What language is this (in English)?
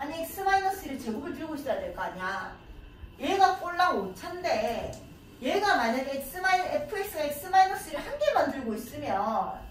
Korean